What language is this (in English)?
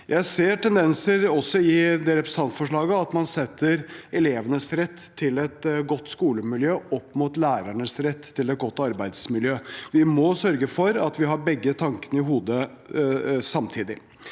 Norwegian